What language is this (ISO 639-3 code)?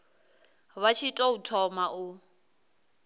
ven